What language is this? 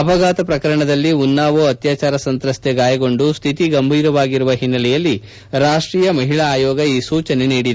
Kannada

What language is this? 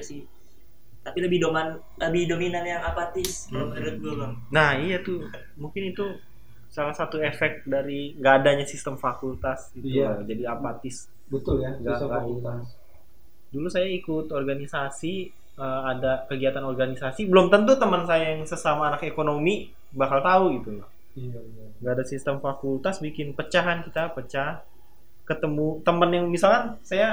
Indonesian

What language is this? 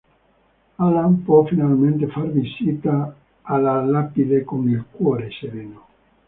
Italian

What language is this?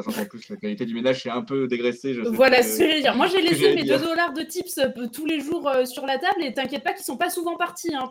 French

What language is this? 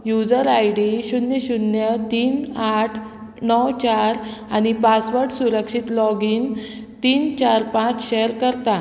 Konkani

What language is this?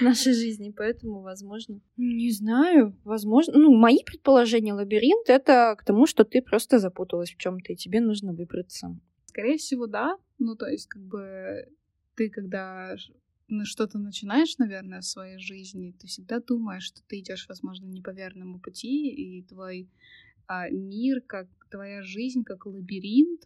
Russian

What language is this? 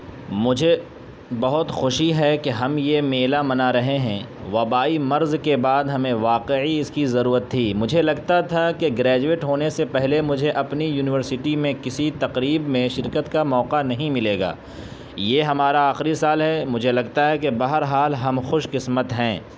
Urdu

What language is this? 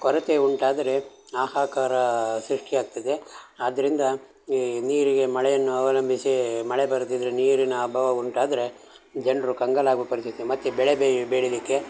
Kannada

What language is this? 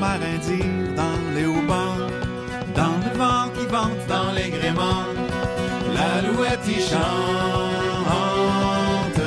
French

